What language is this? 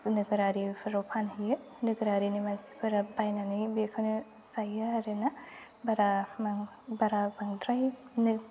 Bodo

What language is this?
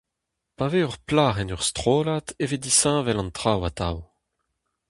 Breton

